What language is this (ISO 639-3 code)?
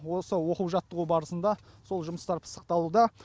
kaz